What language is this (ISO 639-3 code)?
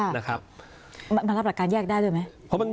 tha